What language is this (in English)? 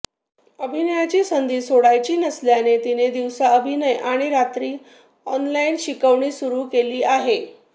Marathi